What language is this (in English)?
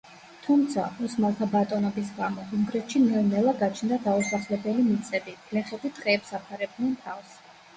Georgian